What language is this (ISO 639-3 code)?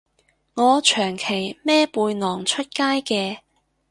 yue